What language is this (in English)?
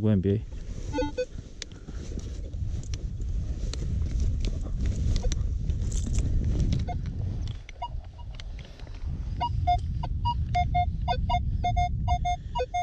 Polish